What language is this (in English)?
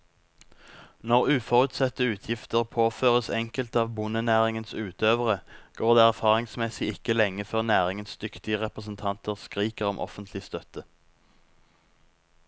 Norwegian